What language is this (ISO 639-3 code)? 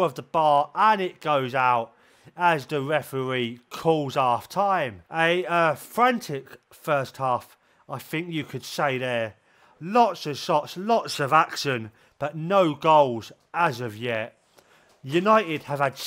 eng